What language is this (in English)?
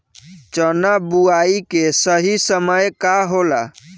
Bhojpuri